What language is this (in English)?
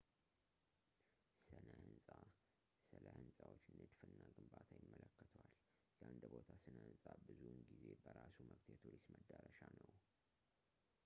Amharic